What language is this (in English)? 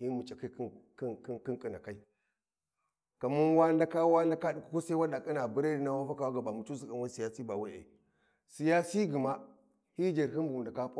Warji